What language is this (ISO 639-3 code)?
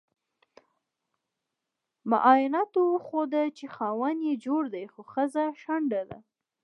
pus